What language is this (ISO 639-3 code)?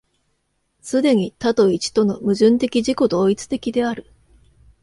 jpn